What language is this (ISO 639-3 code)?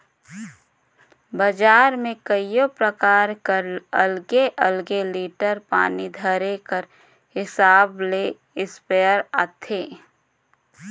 hne